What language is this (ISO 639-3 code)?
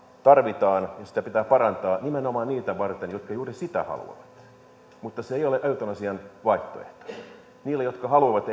fin